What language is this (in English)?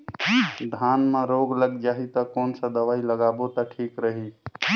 Chhattisgarhi